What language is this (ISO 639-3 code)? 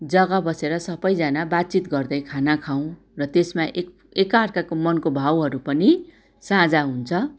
nep